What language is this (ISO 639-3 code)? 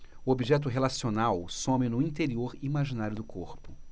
por